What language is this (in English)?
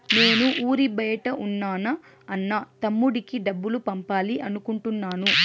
Telugu